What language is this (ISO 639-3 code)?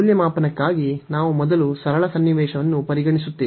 kan